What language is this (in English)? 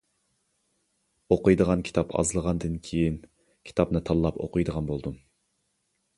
Uyghur